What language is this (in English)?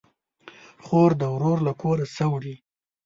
Pashto